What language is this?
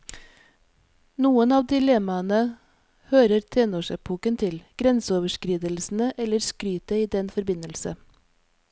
Norwegian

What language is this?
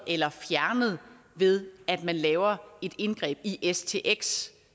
Danish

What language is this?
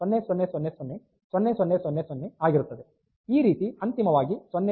Kannada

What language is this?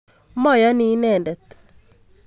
Kalenjin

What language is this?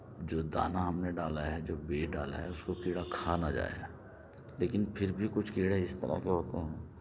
Urdu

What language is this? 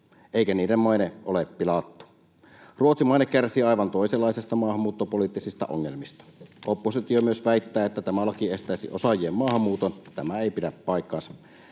Finnish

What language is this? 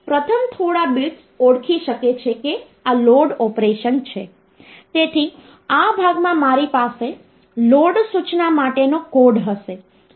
Gujarati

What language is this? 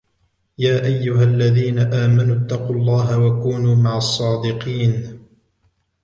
Arabic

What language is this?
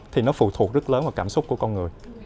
Vietnamese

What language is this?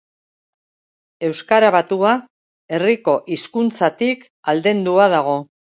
Basque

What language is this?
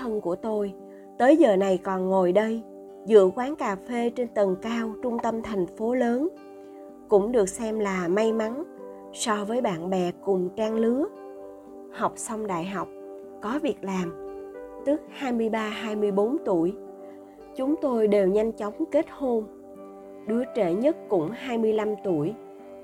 Vietnamese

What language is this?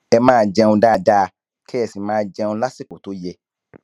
Yoruba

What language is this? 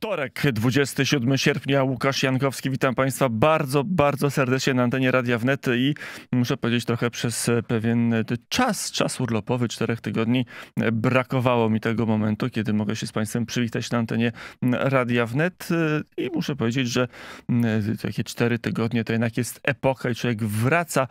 Polish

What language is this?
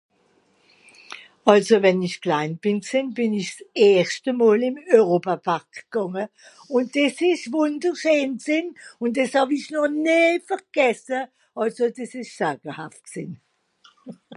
Swiss German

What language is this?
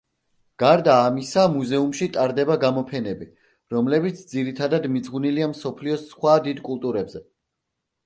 Georgian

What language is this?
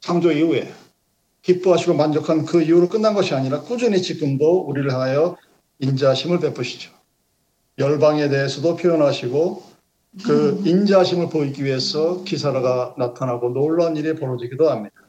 Korean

